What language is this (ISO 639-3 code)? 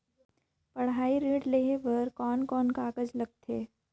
hne